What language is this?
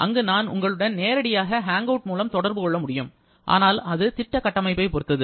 Tamil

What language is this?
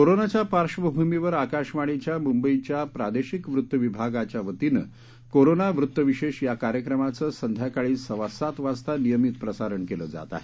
Marathi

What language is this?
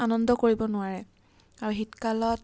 Assamese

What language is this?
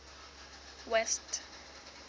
Southern Sotho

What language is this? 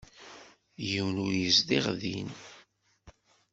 Kabyle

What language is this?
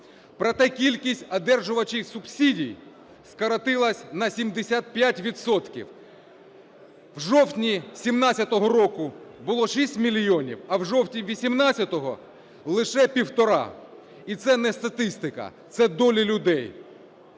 Ukrainian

